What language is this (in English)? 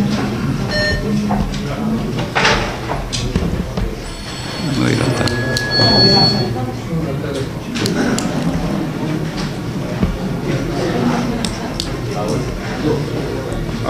Romanian